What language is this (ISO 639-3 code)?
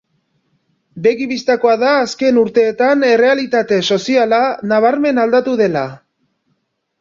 eus